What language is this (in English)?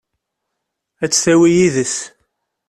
Kabyle